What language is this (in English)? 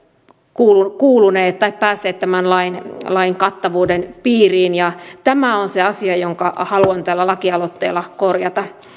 Finnish